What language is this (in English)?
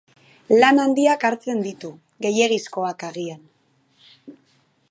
Basque